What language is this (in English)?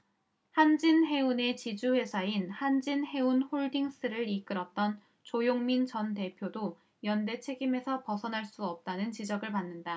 Korean